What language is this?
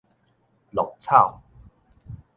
Min Nan Chinese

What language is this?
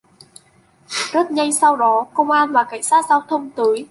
Vietnamese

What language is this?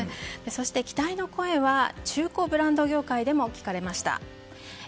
Japanese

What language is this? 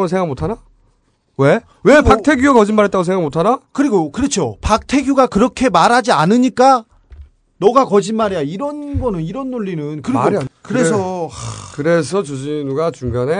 Korean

